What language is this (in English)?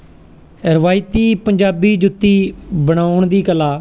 Punjabi